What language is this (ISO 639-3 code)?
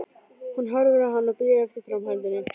isl